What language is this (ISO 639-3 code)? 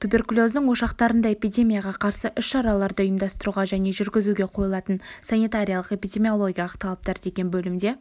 kaz